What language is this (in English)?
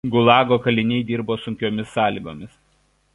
Lithuanian